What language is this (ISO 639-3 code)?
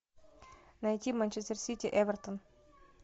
rus